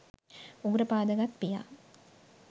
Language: Sinhala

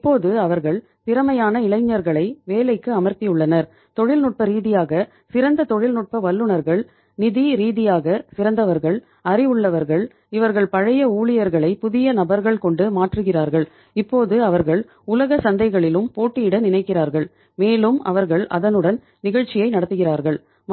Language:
Tamil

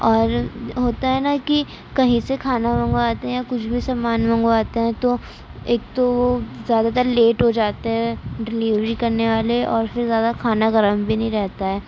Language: Urdu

